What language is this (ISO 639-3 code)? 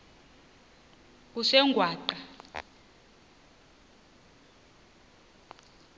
xho